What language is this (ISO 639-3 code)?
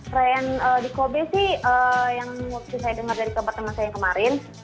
ind